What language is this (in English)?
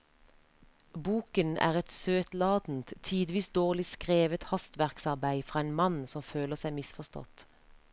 Norwegian